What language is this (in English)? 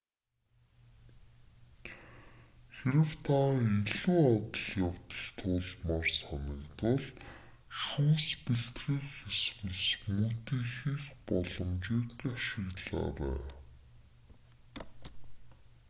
Mongolian